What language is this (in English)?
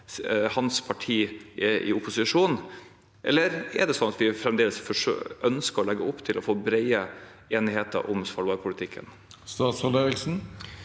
Norwegian